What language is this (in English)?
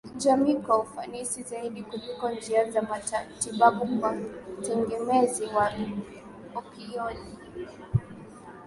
Swahili